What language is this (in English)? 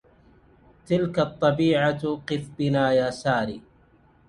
Arabic